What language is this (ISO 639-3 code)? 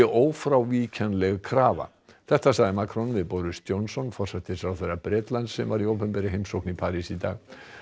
isl